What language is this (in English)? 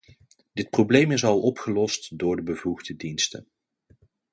Dutch